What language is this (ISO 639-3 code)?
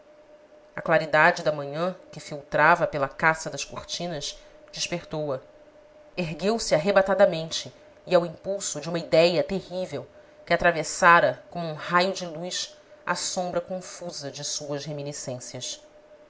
por